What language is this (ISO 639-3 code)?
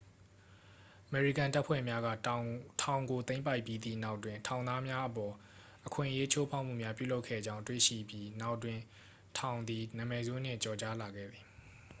mya